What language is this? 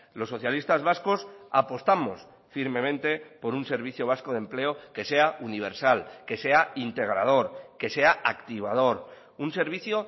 Spanish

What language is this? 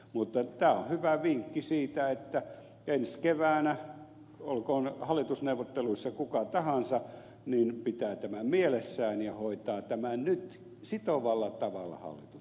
Finnish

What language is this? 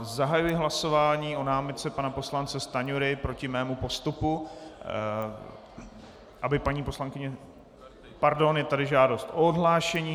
Czech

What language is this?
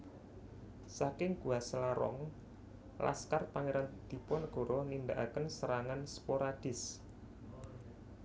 Javanese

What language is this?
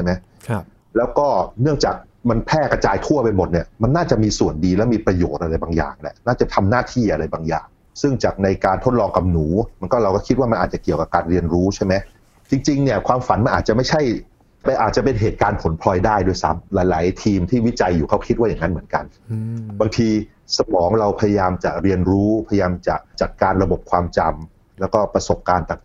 Thai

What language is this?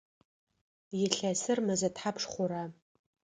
Adyghe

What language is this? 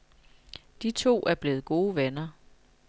Danish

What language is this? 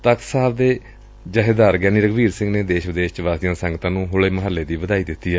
Punjabi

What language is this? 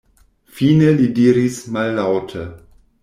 Esperanto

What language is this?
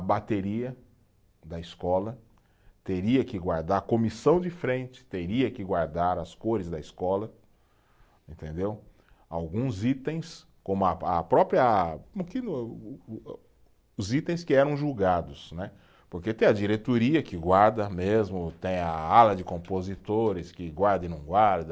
Portuguese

